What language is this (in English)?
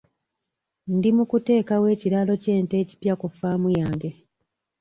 Ganda